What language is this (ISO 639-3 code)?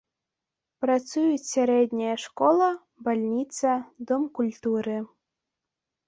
bel